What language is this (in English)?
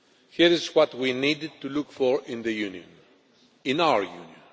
English